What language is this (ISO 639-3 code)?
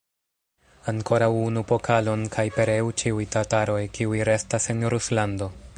epo